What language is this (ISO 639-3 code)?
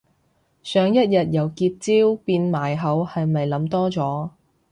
yue